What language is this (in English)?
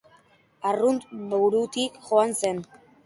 Basque